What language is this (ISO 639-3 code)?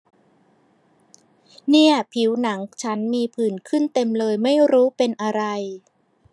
tha